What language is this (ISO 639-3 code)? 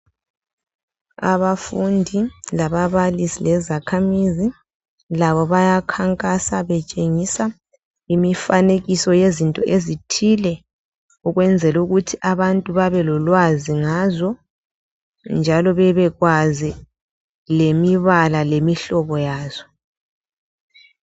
nde